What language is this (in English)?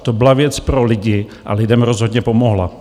Czech